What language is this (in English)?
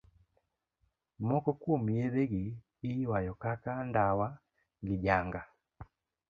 Luo (Kenya and Tanzania)